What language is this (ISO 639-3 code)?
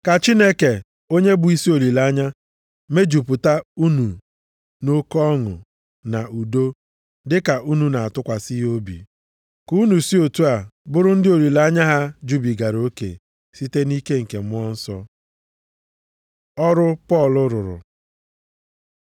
ibo